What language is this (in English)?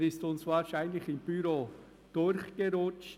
Swiss German